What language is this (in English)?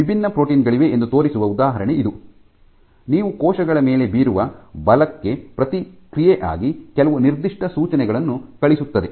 Kannada